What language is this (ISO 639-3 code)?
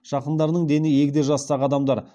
kaz